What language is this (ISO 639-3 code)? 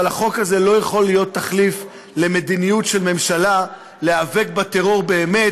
heb